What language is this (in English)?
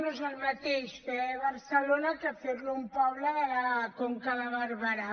Catalan